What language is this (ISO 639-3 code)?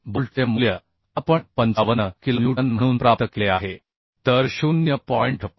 mar